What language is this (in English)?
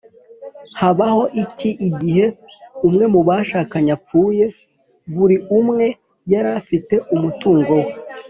Kinyarwanda